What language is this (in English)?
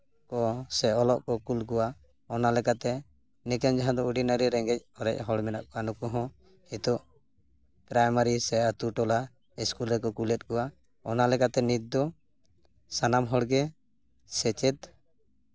Santali